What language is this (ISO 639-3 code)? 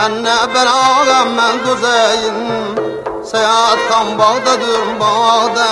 uzb